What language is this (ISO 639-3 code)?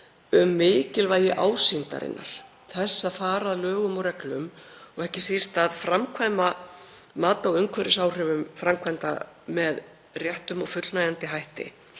isl